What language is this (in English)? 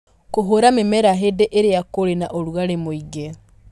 Kikuyu